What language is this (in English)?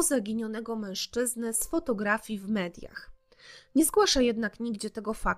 Polish